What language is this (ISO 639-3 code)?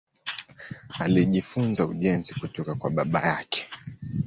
swa